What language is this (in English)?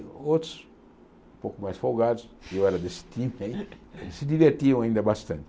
Portuguese